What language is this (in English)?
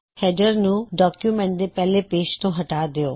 Punjabi